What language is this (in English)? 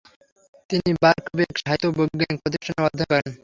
Bangla